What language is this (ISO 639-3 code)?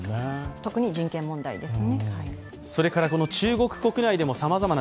jpn